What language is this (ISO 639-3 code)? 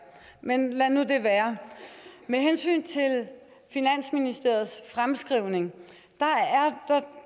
dan